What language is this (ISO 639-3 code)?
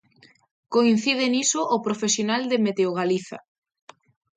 glg